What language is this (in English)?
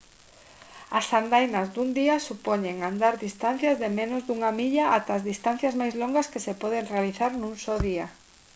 Galician